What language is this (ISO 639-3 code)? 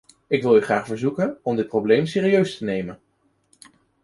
nld